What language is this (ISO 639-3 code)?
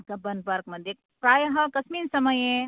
san